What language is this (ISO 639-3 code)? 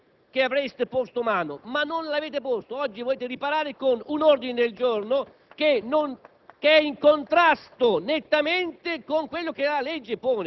ita